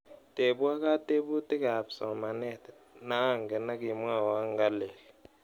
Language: Kalenjin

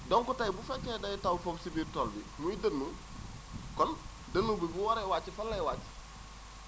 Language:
Wolof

